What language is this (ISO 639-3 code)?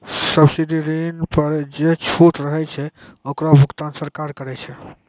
mai